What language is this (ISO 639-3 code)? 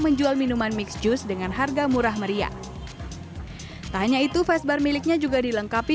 ind